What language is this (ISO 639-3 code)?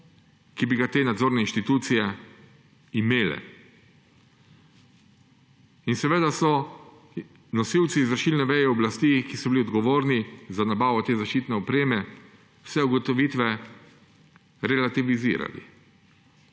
slv